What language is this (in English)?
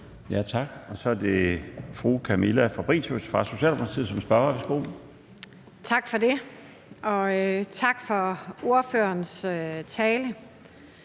Danish